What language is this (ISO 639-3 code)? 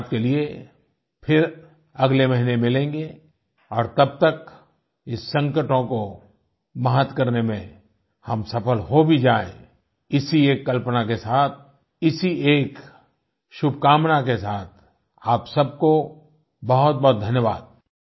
hin